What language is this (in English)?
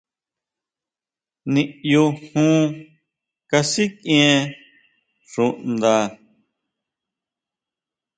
Huautla Mazatec